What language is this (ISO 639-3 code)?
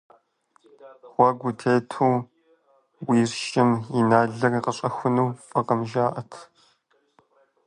kbd